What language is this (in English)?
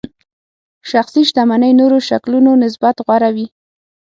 Pashto